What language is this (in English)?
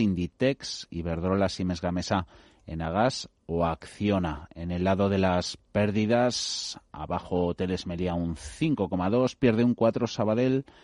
Spanish